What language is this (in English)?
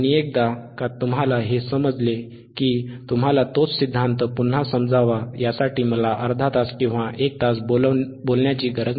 Marathi